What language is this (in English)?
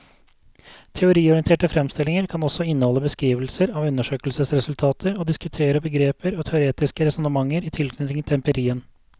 Norwegian